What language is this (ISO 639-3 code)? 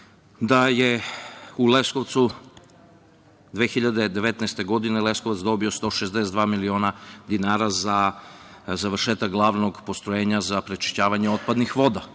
srp